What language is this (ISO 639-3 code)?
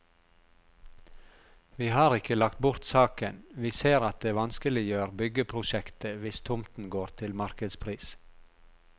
nor